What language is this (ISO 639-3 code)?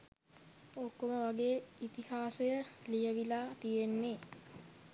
sin